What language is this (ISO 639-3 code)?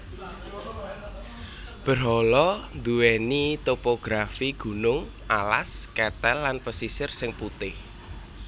jav